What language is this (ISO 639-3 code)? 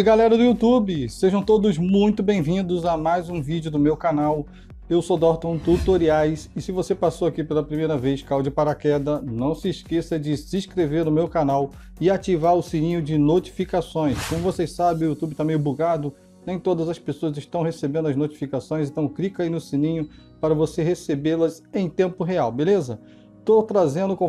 por